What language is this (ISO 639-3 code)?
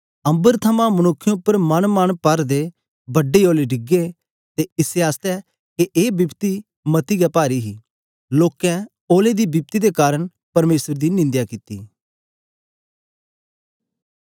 doi